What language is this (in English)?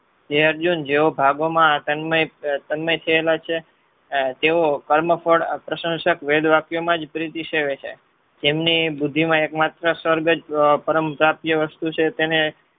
Gujarati